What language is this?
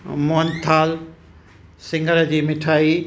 Sindhi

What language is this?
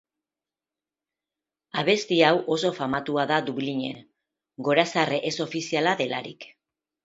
Basque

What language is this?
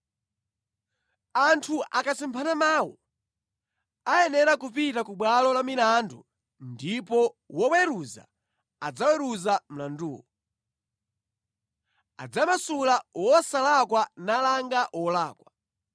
Nyanja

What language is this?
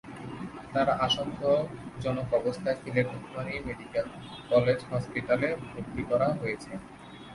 Bangla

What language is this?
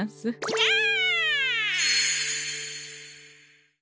Japanese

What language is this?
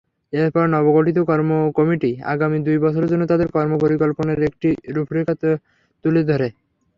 Bangla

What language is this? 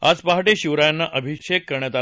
Marathi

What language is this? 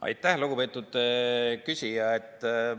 Estonian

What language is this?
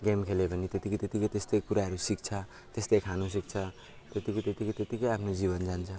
Nepali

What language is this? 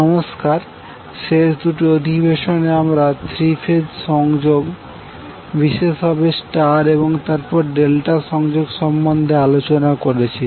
Bangla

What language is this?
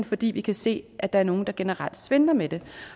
Danish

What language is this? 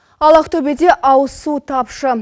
Kazakh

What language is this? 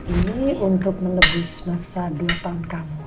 Indonesian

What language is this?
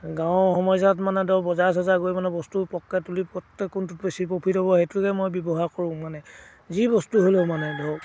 Assamese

